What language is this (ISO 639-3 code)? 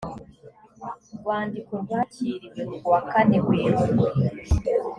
kin